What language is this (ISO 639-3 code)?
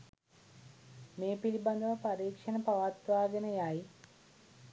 sin